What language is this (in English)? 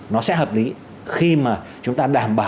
Vietnamese